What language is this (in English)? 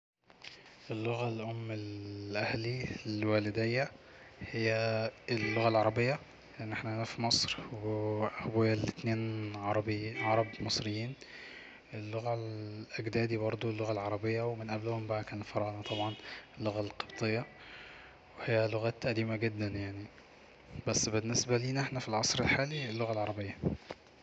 Egyptian Arabic